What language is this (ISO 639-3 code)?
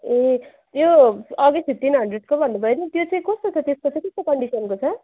nep